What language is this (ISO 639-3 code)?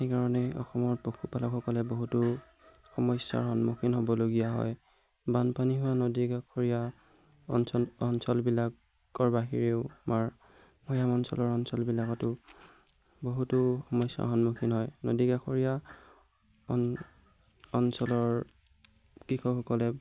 asm